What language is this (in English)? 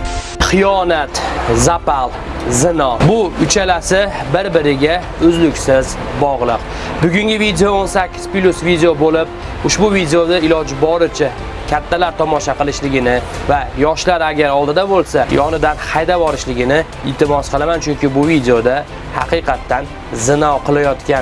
Turkish